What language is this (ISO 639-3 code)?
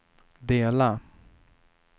swe